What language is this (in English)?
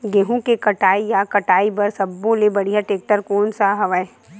Chhattisgarhi